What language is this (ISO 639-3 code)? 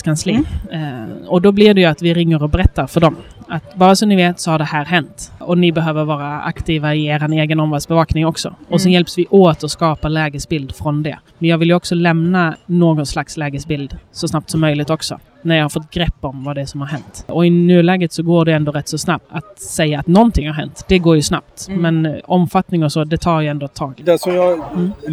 swe